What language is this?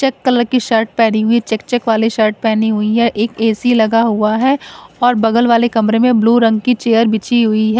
Hindi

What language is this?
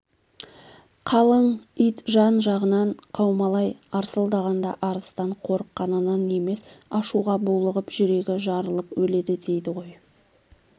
Kazakh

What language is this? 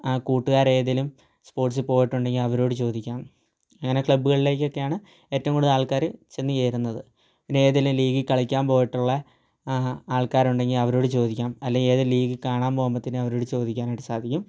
Malayalam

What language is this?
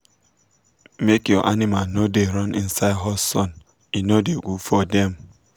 Nigerian Pidgin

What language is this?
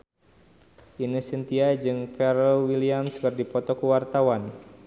Sundanese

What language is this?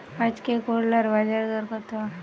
Bangla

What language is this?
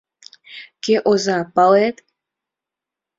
Mari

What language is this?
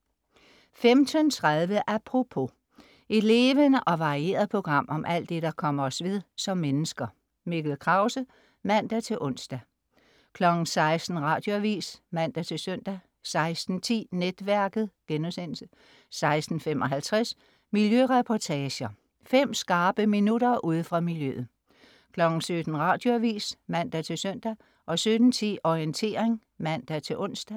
Danish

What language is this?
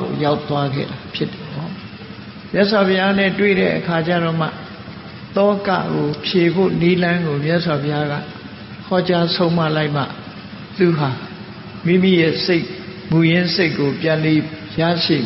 Vietnamese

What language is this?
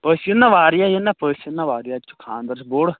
Kashmiri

